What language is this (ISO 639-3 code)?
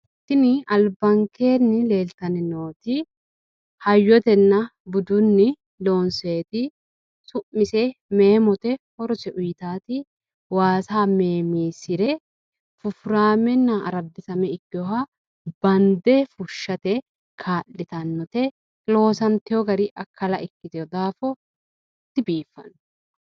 sid